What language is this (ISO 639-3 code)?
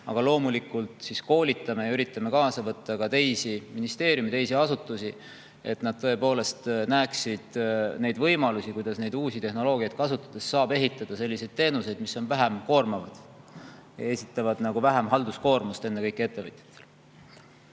est